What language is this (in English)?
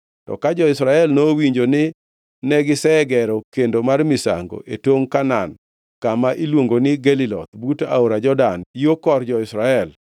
Luo (Kenya and Tanzania)